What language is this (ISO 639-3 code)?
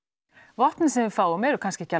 isl